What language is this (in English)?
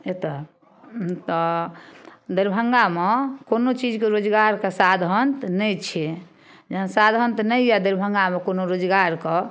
Maithili